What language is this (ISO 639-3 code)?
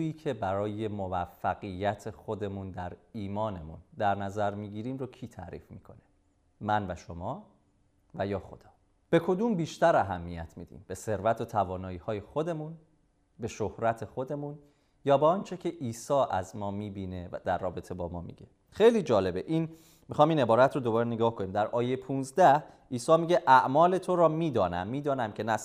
fas